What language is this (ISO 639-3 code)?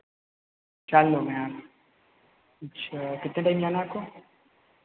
hin